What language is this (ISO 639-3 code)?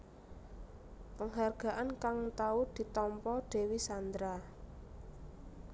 jav